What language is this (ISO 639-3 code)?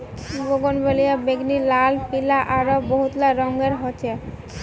mag